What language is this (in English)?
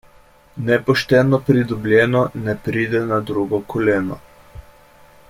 Slovenian